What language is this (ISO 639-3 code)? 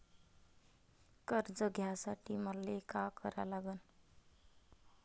mar